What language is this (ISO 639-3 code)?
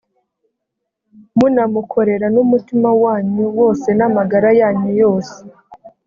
kin